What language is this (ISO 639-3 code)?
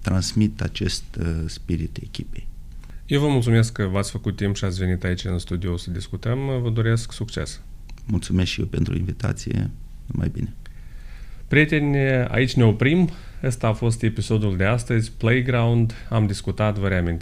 ron